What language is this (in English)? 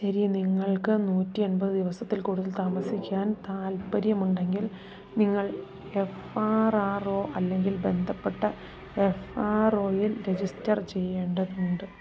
Malayalam